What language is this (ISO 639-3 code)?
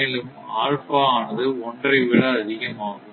tam